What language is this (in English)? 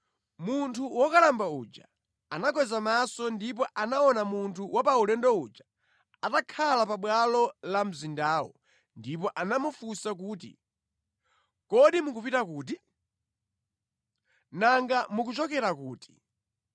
Nyanja